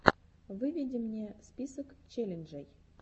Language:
Russian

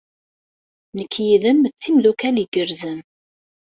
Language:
Kabyle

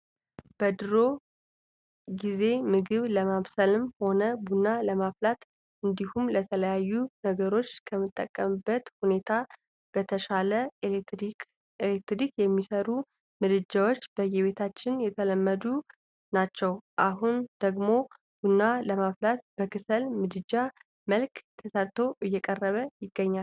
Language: Amharic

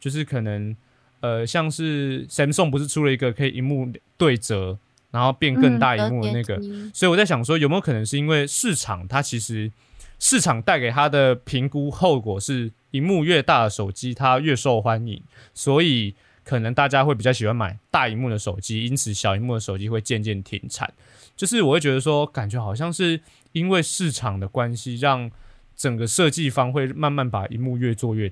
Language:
Chinese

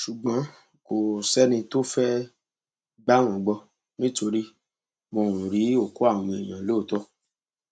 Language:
Yoruba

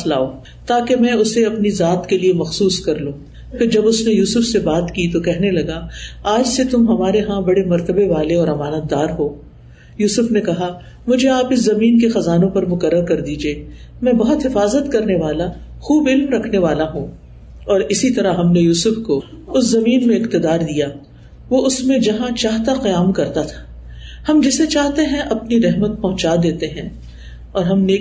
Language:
Urdu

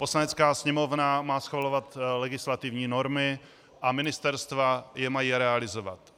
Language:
Czech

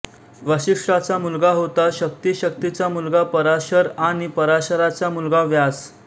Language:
Marathi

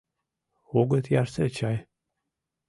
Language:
Mari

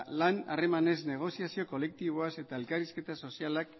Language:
Basque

